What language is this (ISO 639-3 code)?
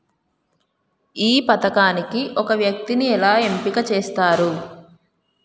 tel